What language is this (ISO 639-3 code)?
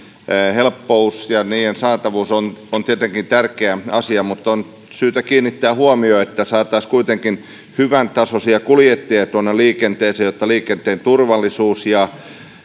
fin